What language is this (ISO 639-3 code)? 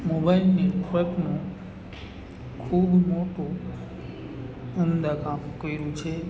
guj